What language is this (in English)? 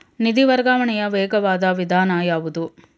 Kannada